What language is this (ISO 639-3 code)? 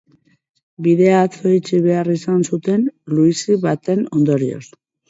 eus